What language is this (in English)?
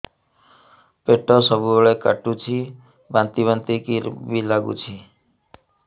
Odia